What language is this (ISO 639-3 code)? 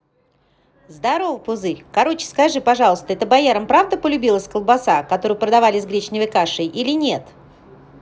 rus